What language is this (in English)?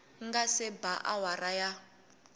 Tsonga